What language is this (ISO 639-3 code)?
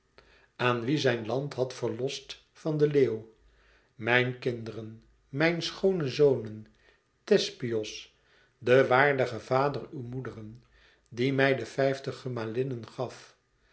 nld